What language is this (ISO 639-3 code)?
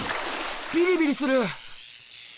jpn